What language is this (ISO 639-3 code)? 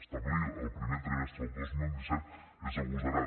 cat